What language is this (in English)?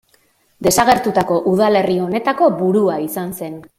Basque